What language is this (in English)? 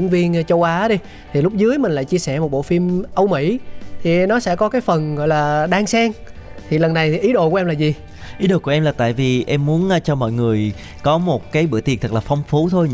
Vietnamese